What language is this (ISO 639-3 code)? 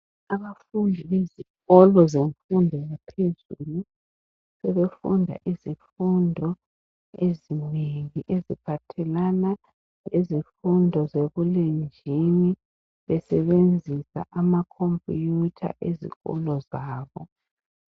nde